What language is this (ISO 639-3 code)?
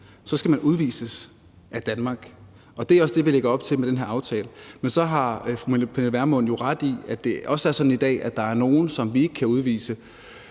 dan